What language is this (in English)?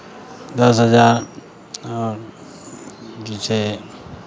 Maithili